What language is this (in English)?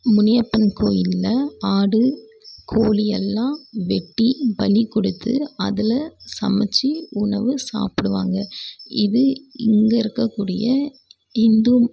Tamil